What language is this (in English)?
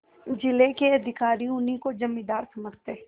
Hindi